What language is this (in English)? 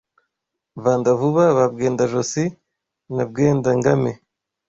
Kinyarwanda